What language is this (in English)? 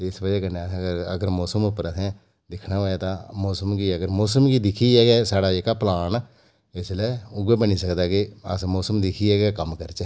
Dogri